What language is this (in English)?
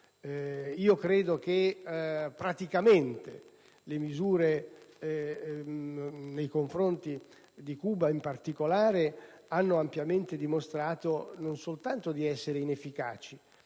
Italian